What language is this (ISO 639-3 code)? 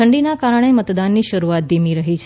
guj